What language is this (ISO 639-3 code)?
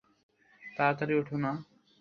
ben